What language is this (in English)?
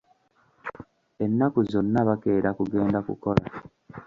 Ganda